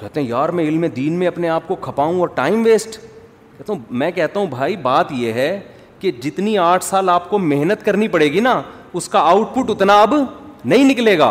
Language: Urdu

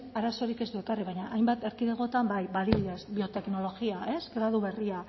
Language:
Basque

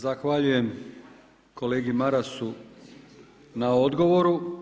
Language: Croatian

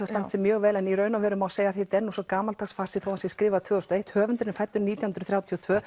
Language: Icelandic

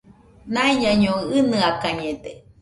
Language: Nüpode Huitoto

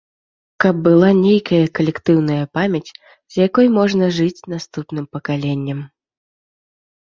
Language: Belarusian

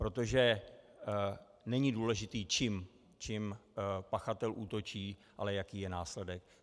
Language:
Czech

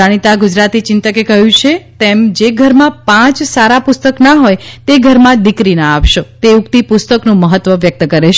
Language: Gujarati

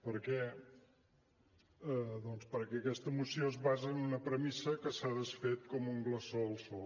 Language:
Catalan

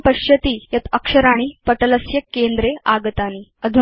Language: Sanskrit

